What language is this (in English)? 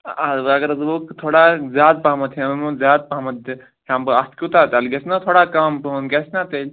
Kashmiri